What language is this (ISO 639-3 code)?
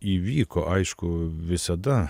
lit